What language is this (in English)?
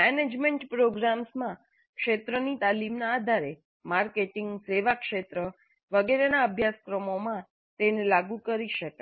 Gujarati